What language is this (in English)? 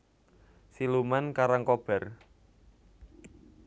Javanese